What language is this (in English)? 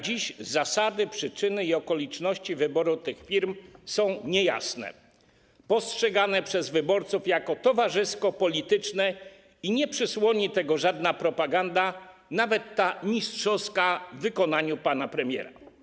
Polish